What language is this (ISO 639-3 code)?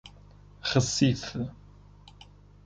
por